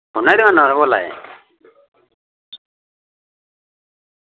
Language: Dogri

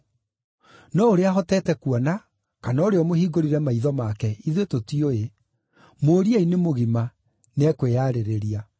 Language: Kikuyu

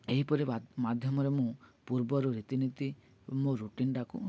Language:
Odia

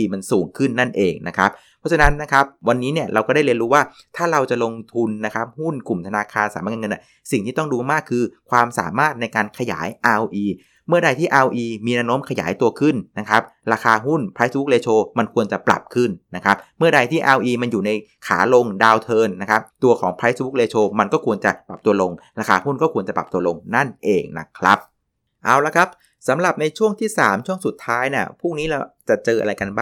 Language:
Thai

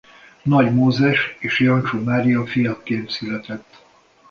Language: Hungarian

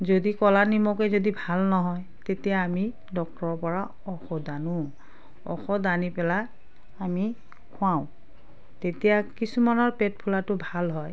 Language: Assamese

